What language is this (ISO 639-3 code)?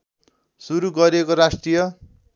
nep